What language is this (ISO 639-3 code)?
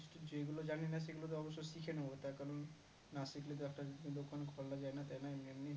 ben